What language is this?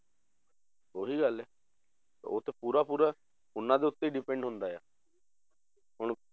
Punjabi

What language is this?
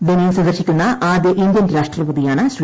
Malayalam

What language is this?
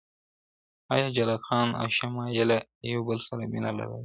Pashto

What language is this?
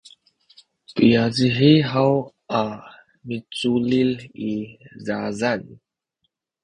Sakizaya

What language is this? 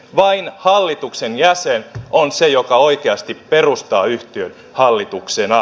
Finnish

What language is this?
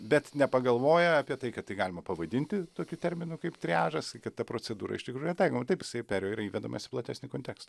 Lithuanian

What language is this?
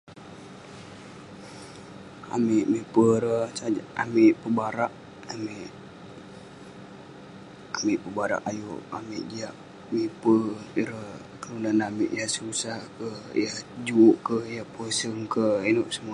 Western Penan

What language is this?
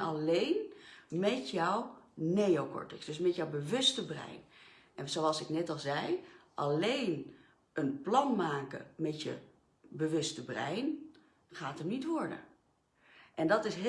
Dutch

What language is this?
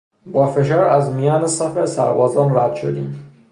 Persian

